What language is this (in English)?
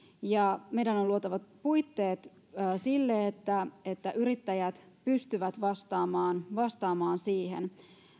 Finnish